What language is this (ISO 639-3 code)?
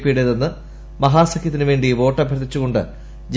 mal